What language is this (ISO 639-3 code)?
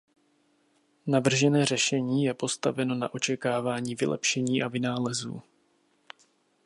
ces